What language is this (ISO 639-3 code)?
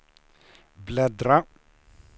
swe